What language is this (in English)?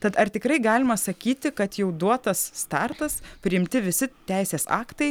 Lithuanian